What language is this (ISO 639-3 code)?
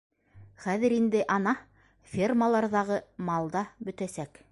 bak